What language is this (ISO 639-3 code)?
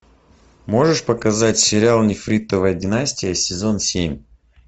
rus